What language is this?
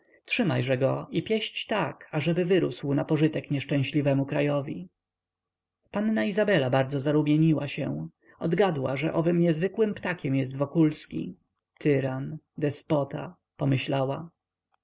Polish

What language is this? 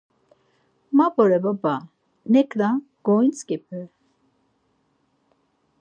Laz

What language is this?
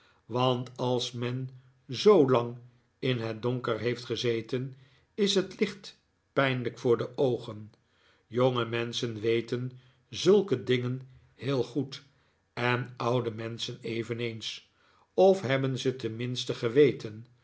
Dutch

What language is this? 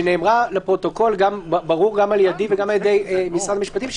Hebrew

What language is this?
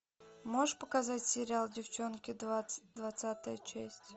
Russian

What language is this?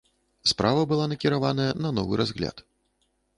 Belarusian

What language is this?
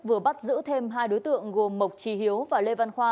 Vietnamese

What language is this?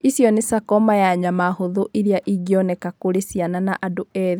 Kikuyu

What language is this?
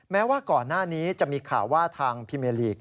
Thai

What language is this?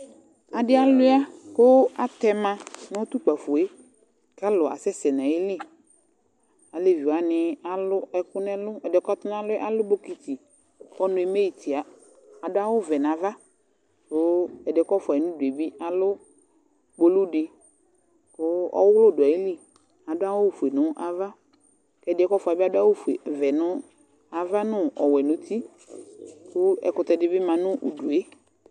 Ikposo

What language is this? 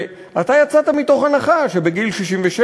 Hebrew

